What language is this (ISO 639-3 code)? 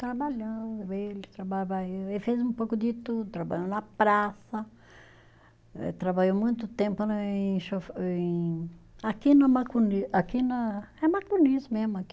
por